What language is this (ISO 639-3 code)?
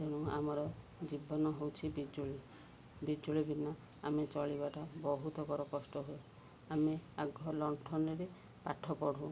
ori